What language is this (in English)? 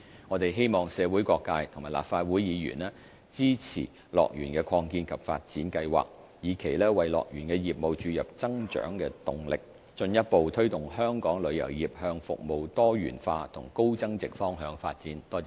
Cantonese